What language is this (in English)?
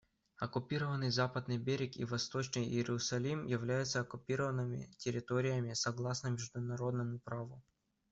Russian